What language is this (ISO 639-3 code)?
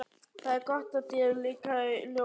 isl